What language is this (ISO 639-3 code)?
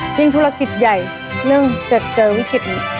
tha